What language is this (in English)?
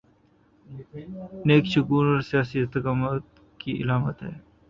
Urdu